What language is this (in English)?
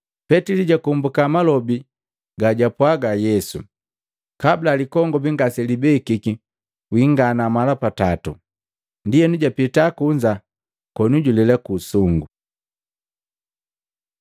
Matengo